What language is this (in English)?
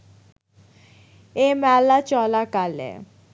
Bangla